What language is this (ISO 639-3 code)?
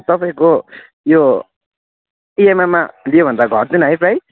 nep